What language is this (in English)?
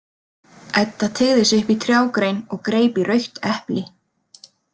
Icelandic